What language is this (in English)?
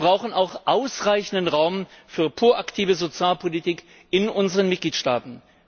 German